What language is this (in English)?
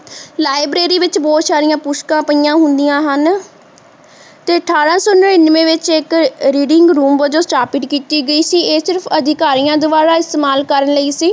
Punjabi